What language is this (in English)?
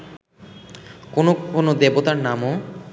Bangla